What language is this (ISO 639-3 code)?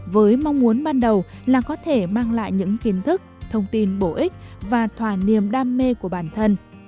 vie